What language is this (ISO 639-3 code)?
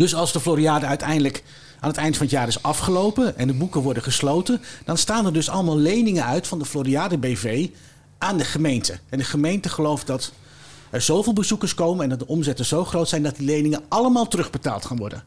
nld